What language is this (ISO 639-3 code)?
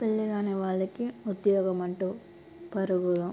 tel